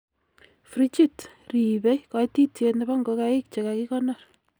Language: Kalenjin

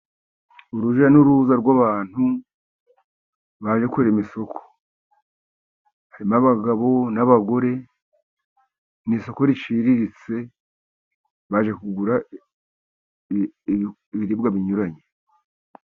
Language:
Kinyarwanda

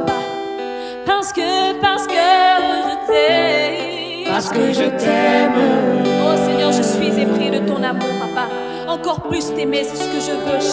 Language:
French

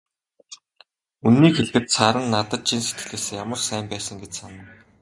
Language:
Mongolian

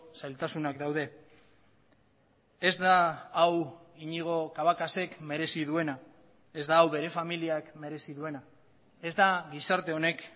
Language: Basque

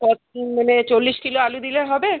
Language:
Bangla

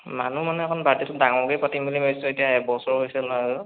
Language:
Assamese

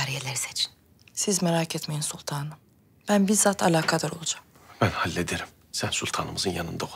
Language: Turkish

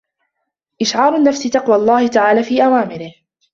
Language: Arabic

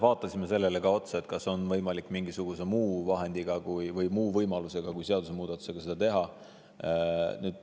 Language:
Estonian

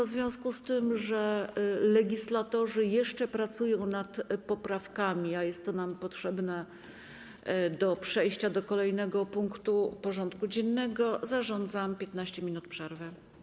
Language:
Polish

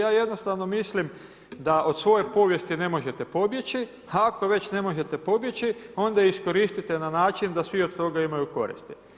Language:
Croatian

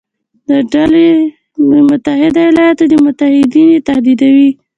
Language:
Pashto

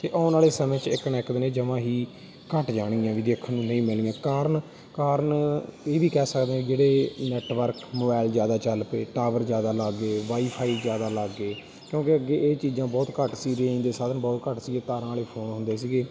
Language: Punjabi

